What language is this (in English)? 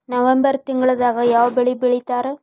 Kannada